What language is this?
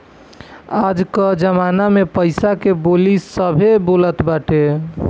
Bhojpuri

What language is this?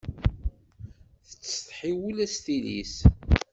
Kabyle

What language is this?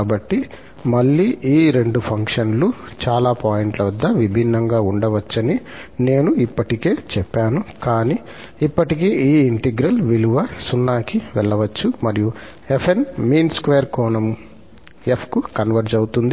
Telugu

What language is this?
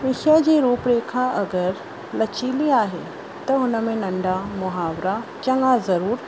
Sindhi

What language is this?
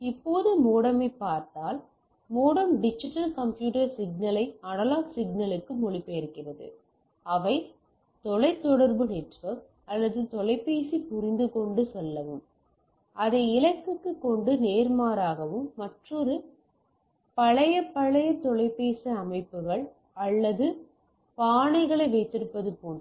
Tamil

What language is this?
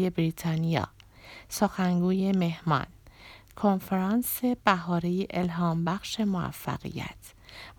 Persian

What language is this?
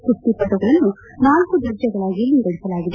Kannada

